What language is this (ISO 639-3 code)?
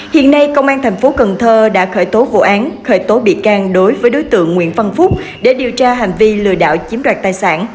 vie